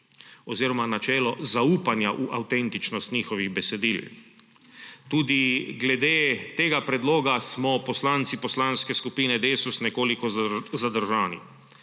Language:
Slovenian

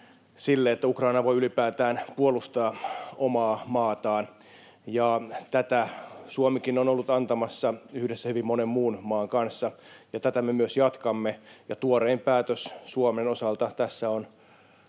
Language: Finnish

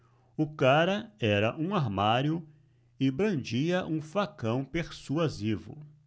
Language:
Portuguese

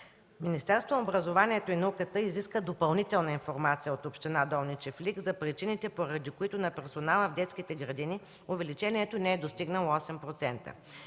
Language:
Bulgarian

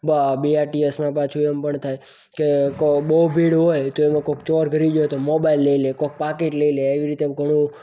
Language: Gujarati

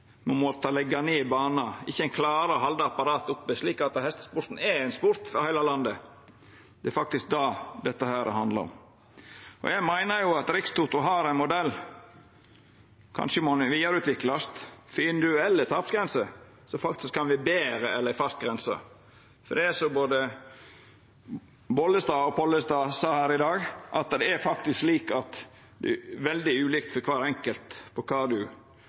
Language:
Norwegian Nynorsk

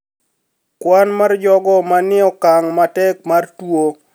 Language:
Luo (Kenya and Tanzania)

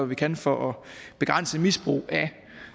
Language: Danish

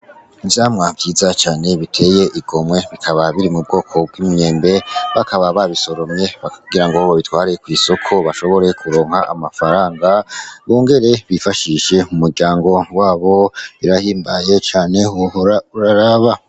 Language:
Rundi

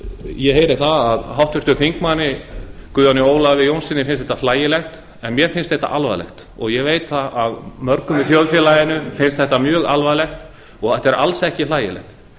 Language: Icelandic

